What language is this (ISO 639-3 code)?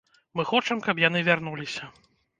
bel